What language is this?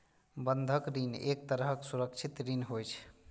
Maithili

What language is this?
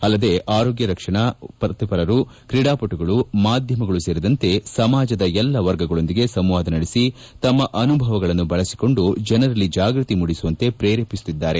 Kannada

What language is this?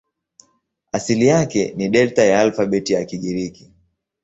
Swahili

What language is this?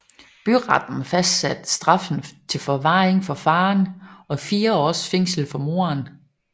Danish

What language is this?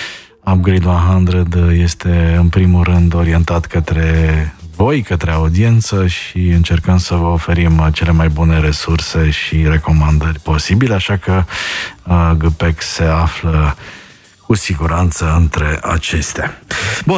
Romanian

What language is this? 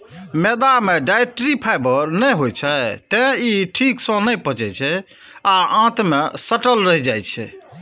Maithili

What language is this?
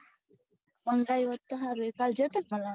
Gujarati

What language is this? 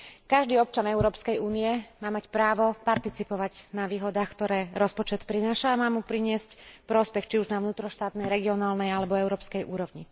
Slovak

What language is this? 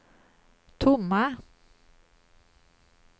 Swedish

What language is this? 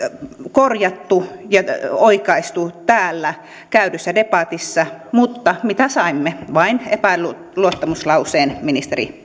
Finnish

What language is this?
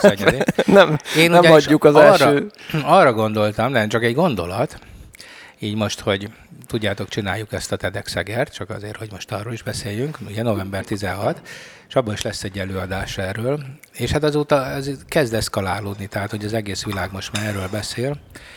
Hungarian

